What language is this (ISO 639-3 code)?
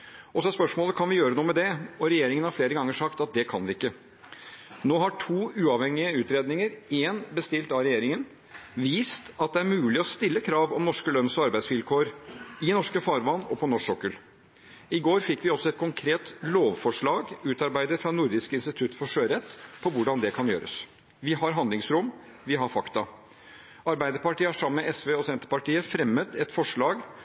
nob